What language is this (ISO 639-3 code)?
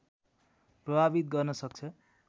nep